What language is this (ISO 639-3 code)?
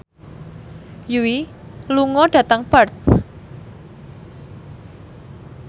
jav